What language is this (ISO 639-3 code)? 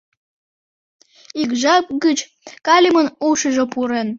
chm